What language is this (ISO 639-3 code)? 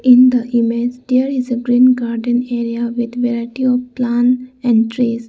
eng